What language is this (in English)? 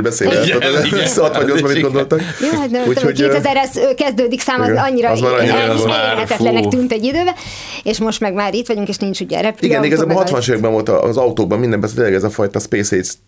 Hungarian